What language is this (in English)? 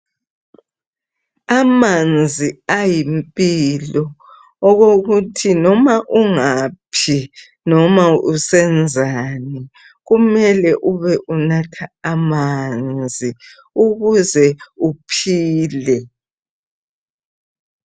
North Ndebele